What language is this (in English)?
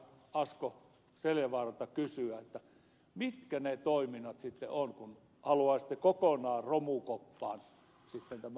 Finnish